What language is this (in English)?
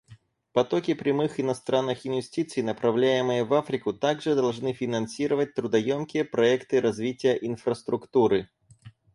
Russian